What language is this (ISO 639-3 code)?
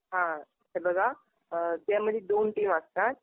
mar